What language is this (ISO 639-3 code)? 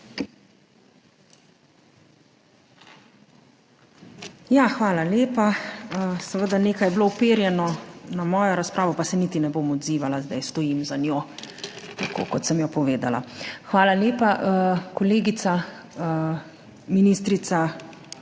slv